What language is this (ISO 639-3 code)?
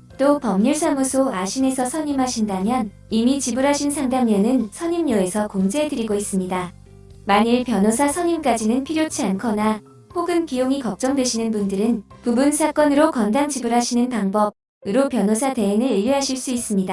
kor